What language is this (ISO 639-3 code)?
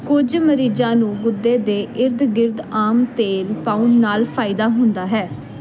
pan